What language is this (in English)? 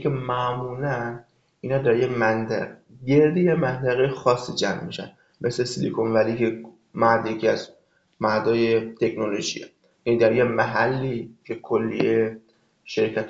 Persian